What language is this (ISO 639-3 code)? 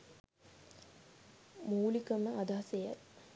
sin